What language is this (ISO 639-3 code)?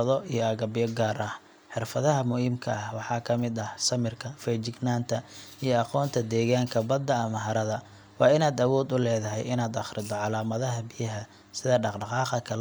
som